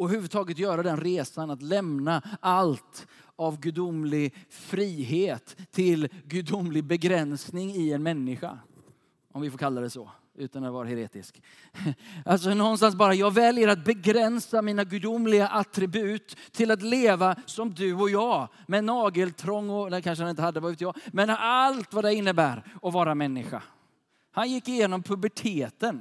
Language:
Swedish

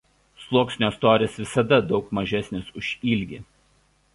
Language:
Lithuanian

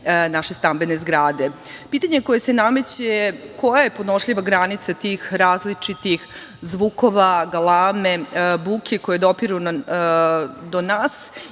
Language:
Serbian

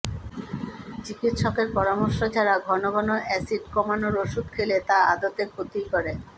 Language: Bangla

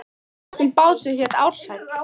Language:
Icelandic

